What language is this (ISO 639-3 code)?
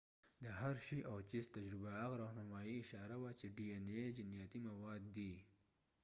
pus